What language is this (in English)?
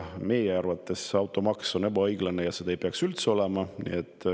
Estonian